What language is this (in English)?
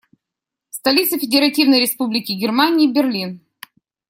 Russian